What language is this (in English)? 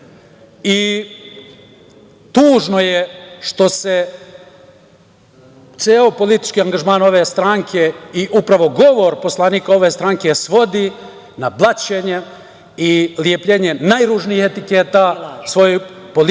Serbian